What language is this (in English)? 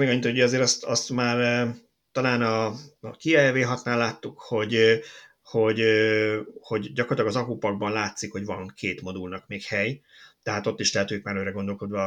Hungarian